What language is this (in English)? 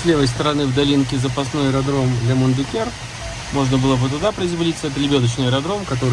Russian